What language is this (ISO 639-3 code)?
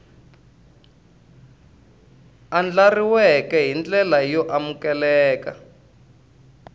tso